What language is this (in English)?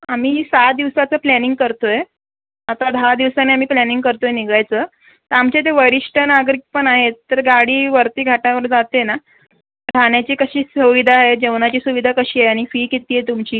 Marathi